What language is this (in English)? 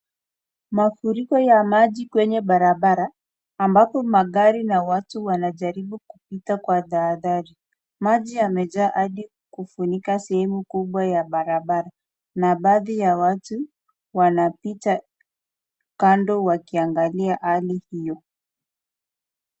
Swahili